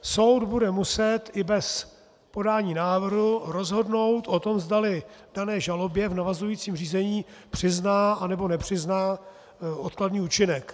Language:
Czech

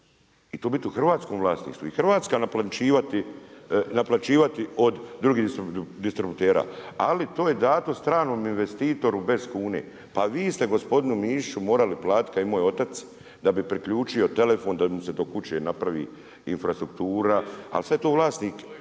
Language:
Croatian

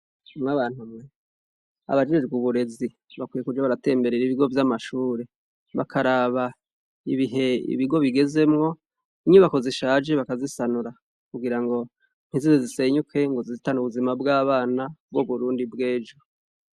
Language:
Rundi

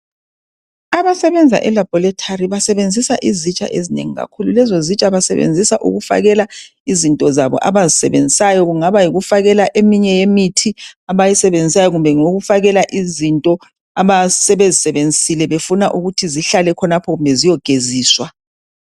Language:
North Ndebele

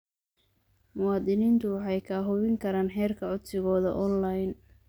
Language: Somali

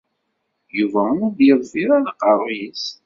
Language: Kabyle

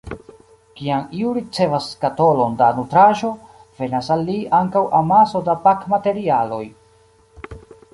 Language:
Esperanto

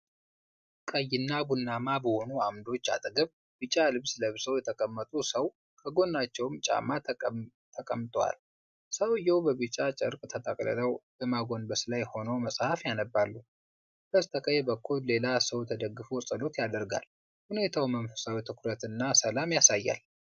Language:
Amharic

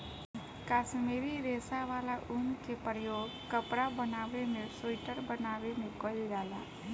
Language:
Bhojpuri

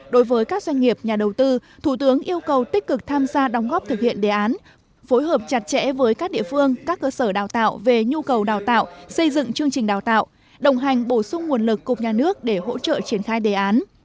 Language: Vietnamese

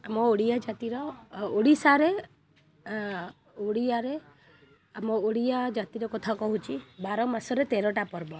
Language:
Odia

